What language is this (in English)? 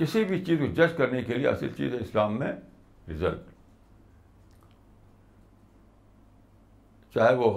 Urdu